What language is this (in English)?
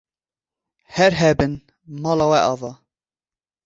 Kurdish